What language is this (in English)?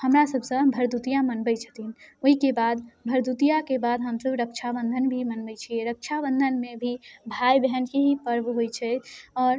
Maithili